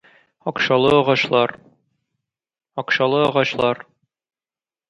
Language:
Tatar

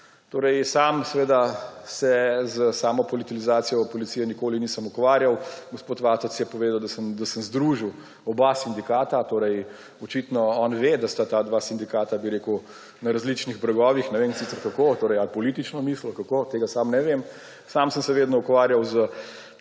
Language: Slovenian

